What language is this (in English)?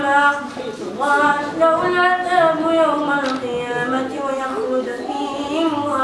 Arabic